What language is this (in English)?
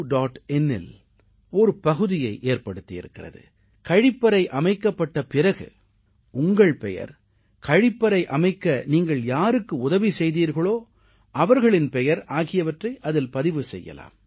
Tamil